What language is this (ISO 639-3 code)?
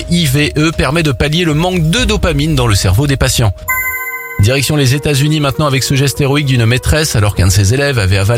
fra